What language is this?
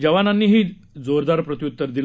Marathi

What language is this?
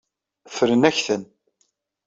Kabyle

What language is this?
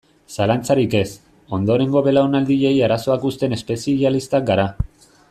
Basque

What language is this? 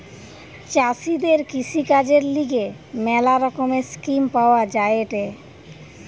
Bangla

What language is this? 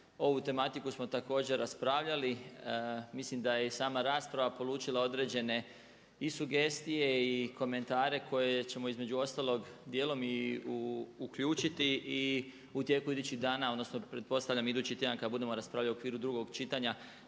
Croatian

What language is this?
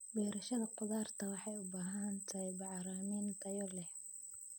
Somali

